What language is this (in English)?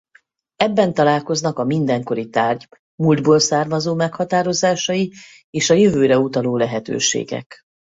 Hungarian